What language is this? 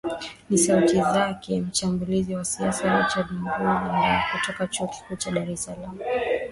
Swahili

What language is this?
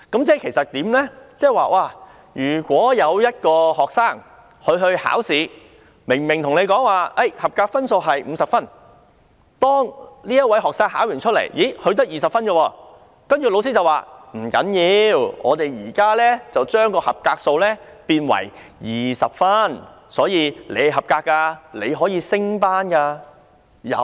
Cantonese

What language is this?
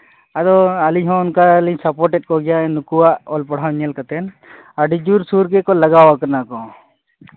Santali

